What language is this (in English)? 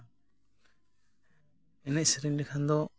Santali